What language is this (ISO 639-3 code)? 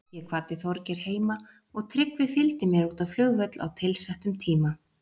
isl